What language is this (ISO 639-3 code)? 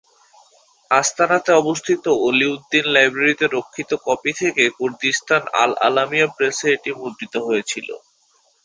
ben